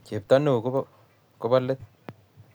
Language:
Kalenjin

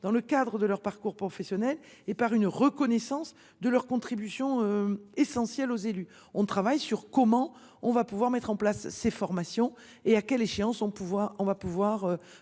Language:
French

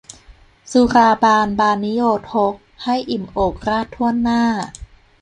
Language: Thai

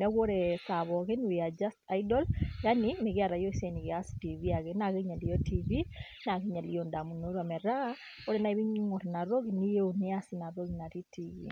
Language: Masai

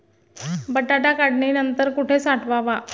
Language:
Marathi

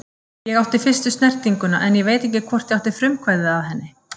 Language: Icelandic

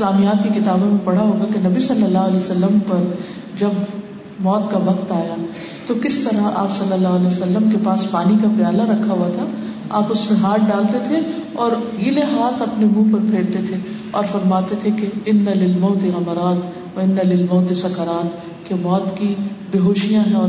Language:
Urdu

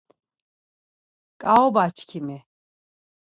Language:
Laz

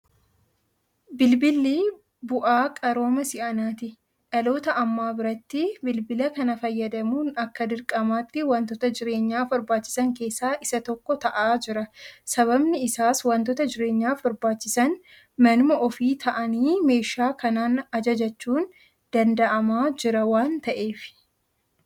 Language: Oromo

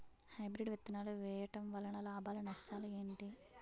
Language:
Telugu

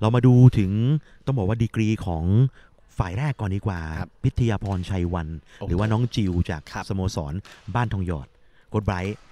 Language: Thai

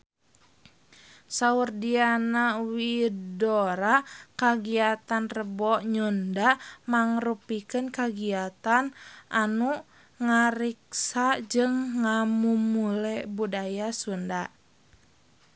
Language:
Sundanese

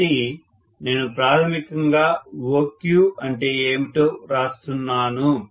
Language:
Telugu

